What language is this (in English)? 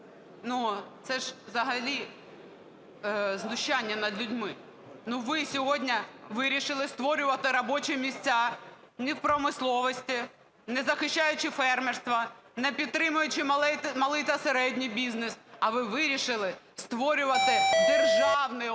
Ukrainian